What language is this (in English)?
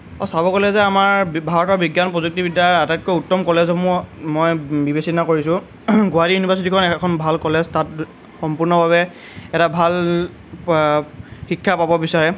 Assamese